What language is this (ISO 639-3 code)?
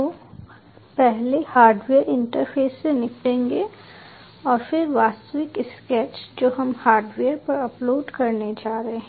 hin